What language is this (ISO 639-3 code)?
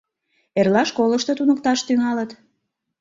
chm